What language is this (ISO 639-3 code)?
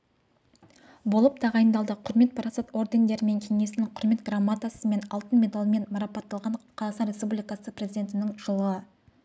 kaz